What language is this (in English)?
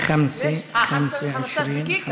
Hebrew